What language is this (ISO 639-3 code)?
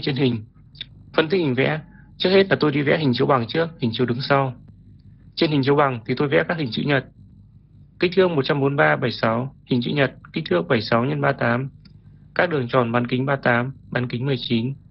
vie